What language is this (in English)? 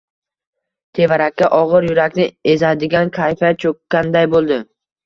Uzbek